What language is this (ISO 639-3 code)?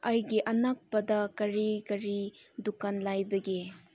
mni